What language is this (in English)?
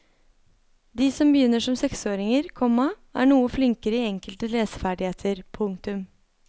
Norwegian